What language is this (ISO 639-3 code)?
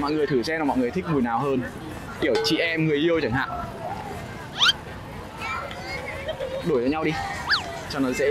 vie